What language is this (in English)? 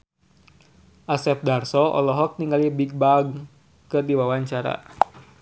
Sundanese